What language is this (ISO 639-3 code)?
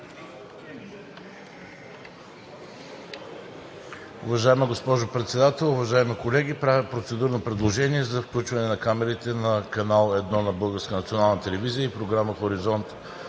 bul